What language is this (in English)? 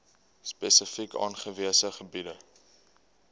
Afrikaans